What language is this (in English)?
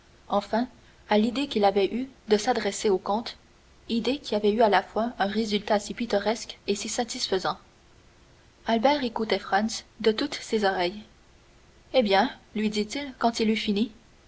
French